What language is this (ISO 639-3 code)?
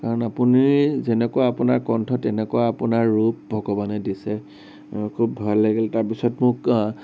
asm